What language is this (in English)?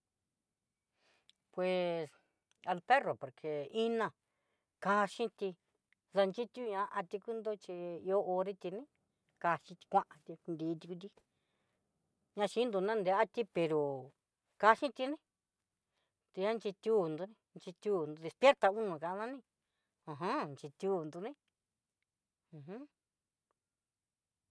Southeastern Nochixtlán Mixtec